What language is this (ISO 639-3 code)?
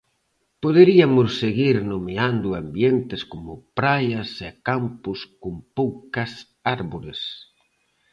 glg